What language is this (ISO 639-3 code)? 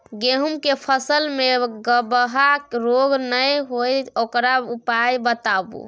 mai